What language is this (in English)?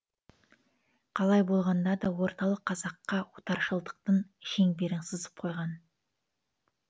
Kazakh